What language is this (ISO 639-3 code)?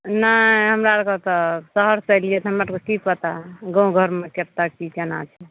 mai